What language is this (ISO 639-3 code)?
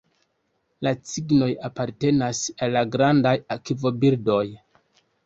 epo